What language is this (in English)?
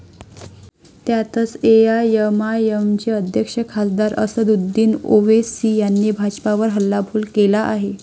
Marathi